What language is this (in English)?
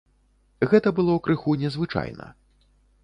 Belarusian